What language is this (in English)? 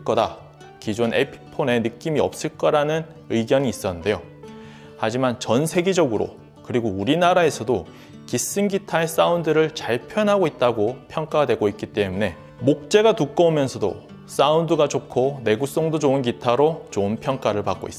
Korean